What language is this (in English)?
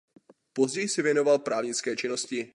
Czech